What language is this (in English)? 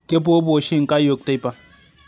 Masai